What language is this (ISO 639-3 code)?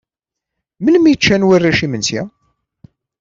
kab